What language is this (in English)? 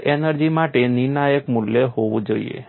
Gujarati